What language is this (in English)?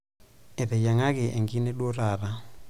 Masai